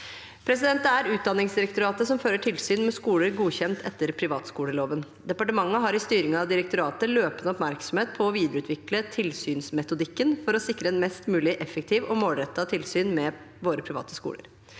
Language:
Norwegian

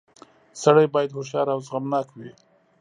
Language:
Pashto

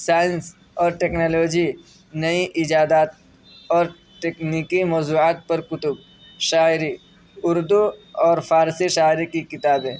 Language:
Urdu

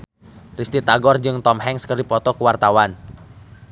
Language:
Sundanese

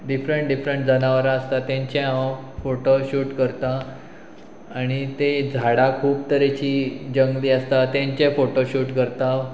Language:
Konkani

